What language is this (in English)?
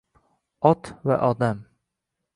Uzbek